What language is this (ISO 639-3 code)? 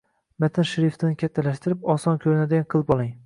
uzb